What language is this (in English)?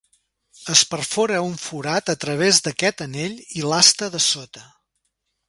Catalan